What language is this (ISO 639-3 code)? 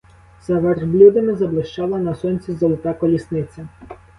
ukr